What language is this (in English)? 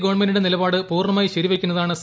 Malayalam